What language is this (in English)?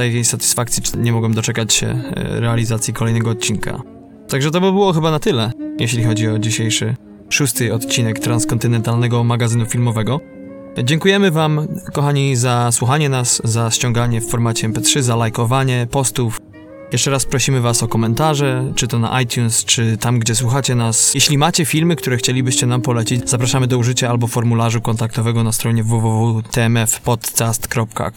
Polish